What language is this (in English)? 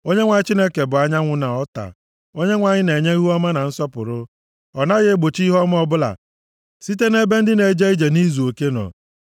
Igbo